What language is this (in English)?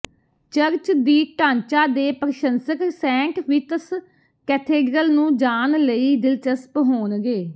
Punjabi